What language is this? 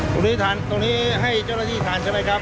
Thai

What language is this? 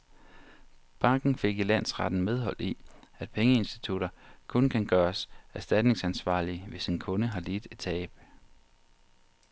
Danish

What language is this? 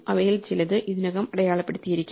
Malayalam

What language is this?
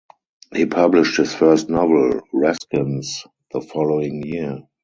English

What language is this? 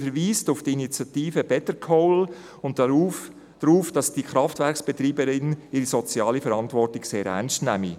Swiss German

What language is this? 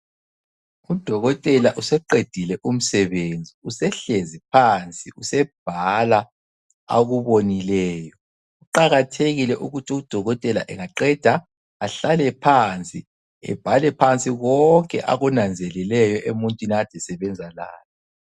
North Ndebele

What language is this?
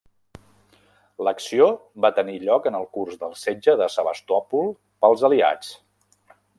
Catalan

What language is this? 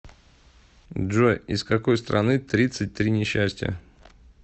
Russian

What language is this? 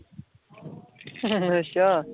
Punjabi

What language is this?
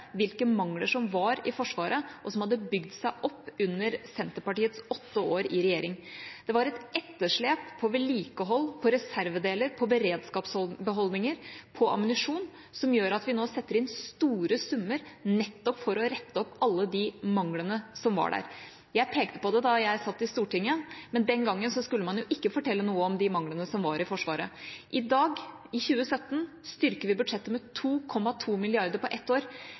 Norwegian Bokmål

